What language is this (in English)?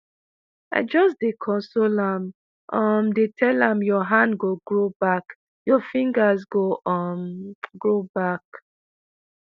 Nigerian Pidgin